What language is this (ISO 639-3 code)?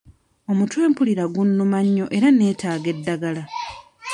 lug